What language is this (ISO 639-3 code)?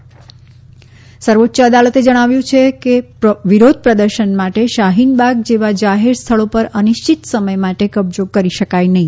guj